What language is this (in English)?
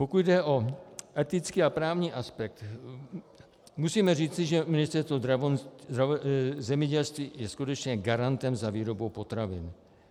Czech